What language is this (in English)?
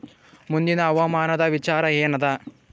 Kannada